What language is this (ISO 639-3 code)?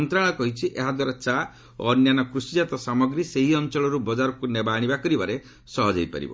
ori